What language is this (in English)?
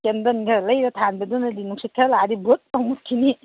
Manipuri